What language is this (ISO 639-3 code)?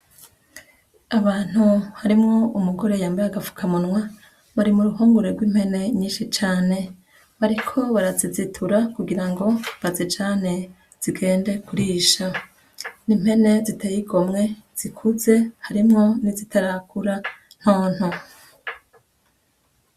run